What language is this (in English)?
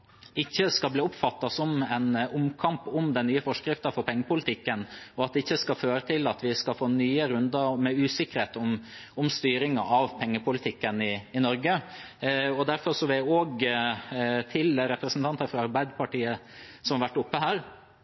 Norwegian Bokmål